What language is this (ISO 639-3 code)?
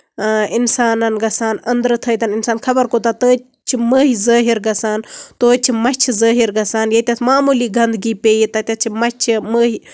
kas